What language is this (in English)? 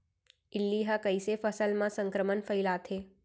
Chhattisgarhi